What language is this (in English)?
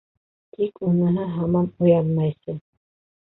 Bashkir